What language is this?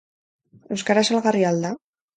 Basque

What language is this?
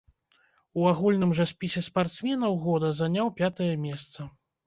Belarusian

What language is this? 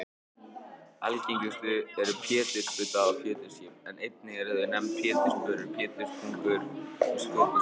Icelandic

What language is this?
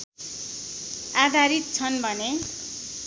Nepali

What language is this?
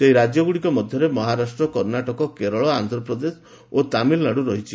Odia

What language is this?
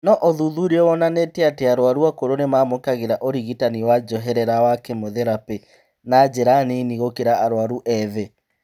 Kikuyu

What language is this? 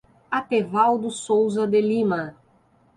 Portuguese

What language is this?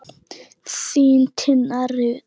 Icelandic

